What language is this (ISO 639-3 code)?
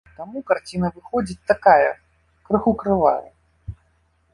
bel